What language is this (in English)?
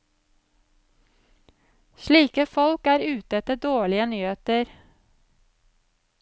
Norwegian